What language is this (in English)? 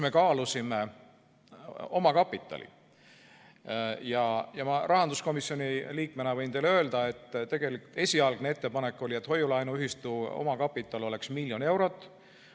Estonian